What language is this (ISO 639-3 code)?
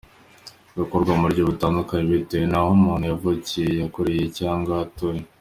kin